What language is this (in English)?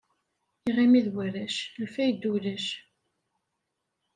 Kabyle